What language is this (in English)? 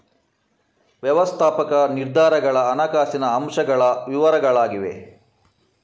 Kannada